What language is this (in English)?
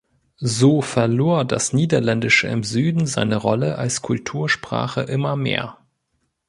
German